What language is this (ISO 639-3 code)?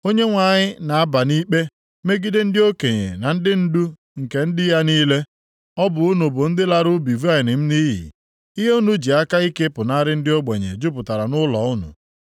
ibo